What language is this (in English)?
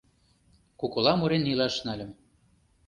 Mari